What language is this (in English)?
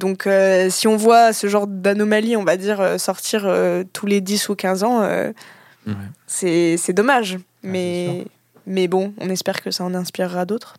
French